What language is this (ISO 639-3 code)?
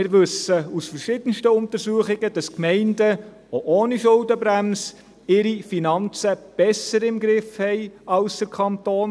gsw